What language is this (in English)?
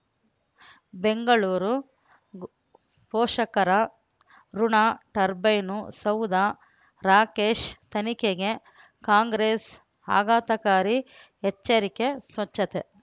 Kannada